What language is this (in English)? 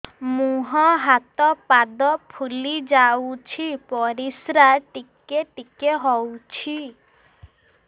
Odia